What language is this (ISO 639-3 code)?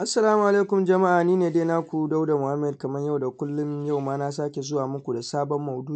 hau